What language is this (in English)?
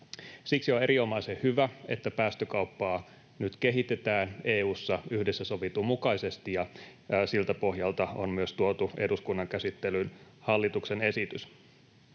Finnish